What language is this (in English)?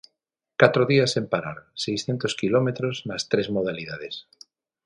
Galician